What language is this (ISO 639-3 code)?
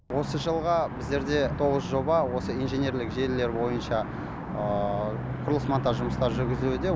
kaz